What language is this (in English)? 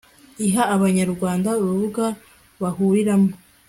Kinyarwanda